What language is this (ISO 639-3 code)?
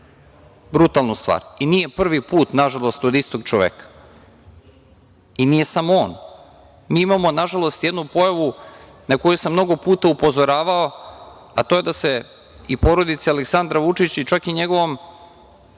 srp